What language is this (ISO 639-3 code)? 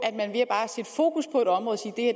dan